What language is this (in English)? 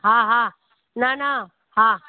Sindhi